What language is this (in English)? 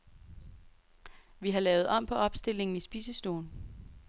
Danish